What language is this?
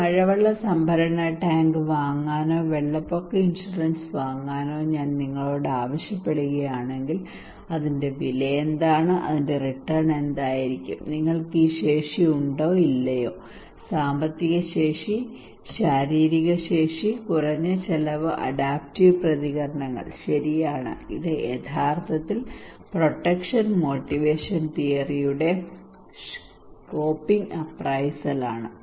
Malayalam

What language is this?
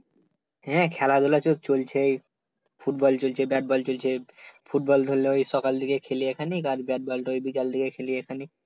Bangla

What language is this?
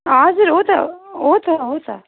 Nepali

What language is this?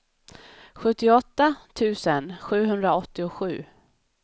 Swedish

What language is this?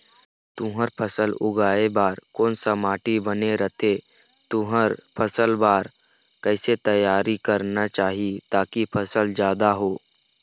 Chhattisgarhi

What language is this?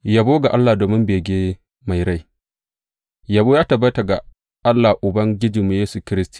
Hausa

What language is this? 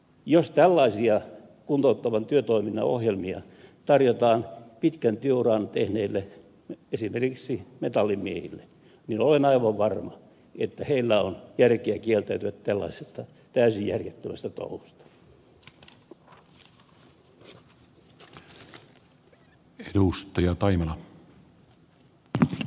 Finnish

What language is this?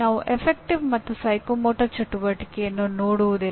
Kannada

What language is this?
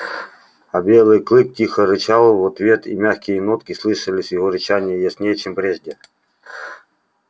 Russian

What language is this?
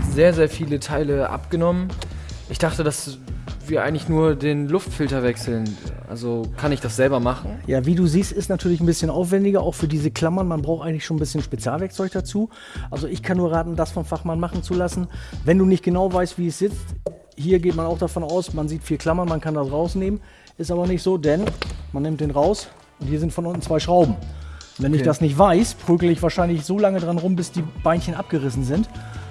German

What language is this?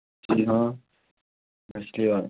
Urdu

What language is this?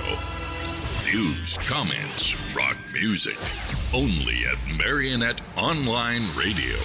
Romanian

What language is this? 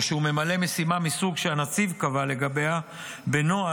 Hebrew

